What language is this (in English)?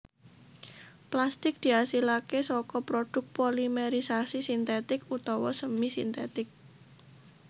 Javanese